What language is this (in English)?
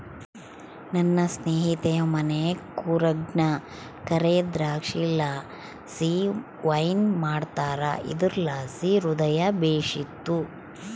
Kannada